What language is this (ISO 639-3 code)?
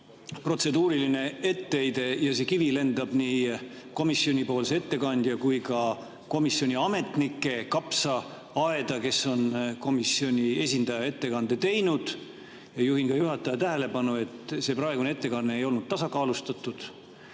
est